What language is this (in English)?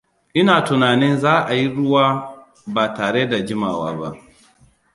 Hausa